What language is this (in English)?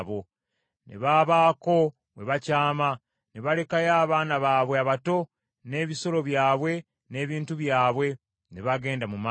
Ganda